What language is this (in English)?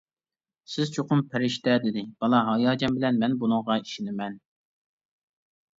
Uyghur